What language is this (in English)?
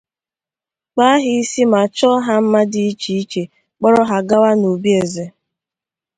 Igbo